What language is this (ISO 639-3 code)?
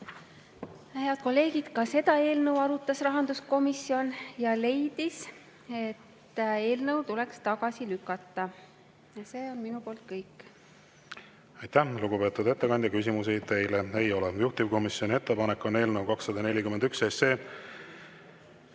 est